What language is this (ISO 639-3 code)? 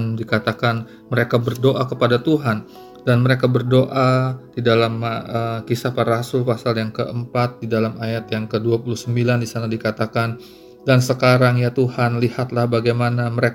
ind